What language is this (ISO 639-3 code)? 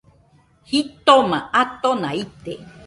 hux